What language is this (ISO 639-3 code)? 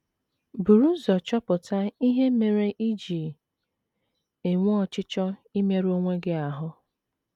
ibo